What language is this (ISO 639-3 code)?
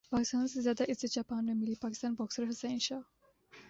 urd